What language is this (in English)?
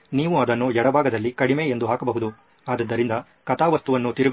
Kannada